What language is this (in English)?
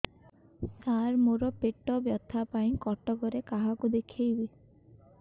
Odia